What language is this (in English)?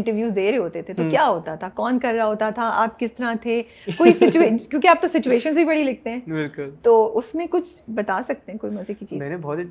Urdu